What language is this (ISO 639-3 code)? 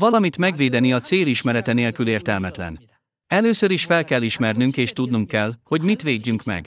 hun